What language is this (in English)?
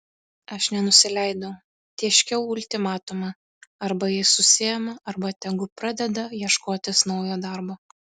Lithuanian